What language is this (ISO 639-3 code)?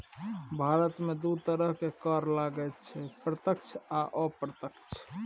mai